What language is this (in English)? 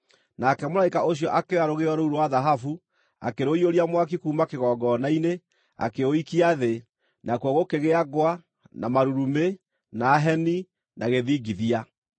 Kikuyu